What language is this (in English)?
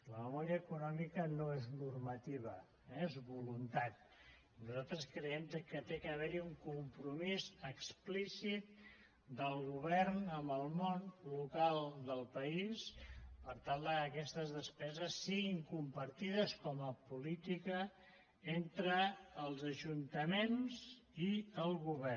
Catalan